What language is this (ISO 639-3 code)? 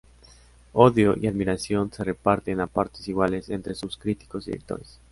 spa